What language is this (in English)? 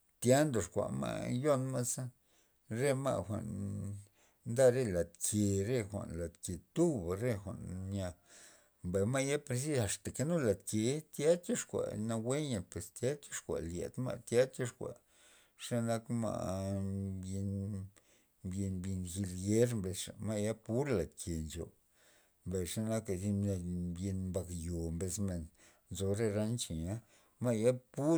Loxicha Zapotec